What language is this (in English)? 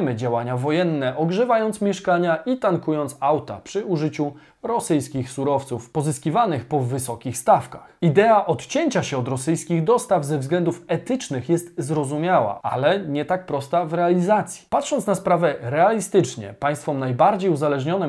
Polish